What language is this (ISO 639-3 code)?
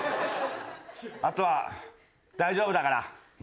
jpn